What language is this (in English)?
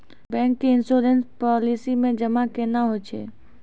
Maithili